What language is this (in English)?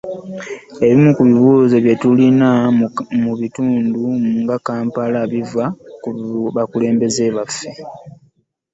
Ganda